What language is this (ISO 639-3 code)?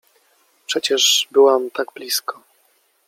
pol